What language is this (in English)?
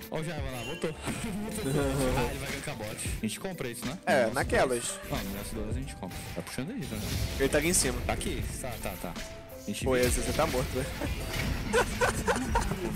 Portuguese